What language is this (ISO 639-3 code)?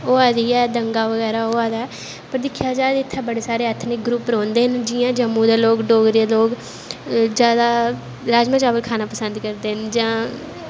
doi